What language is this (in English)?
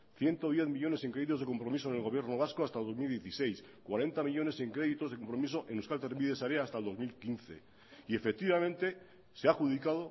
Spanish